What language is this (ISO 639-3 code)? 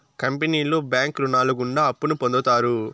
tel